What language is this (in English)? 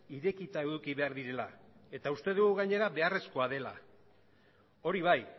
Basque